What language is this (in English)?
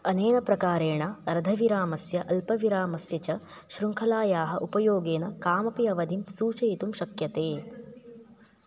Sanskrit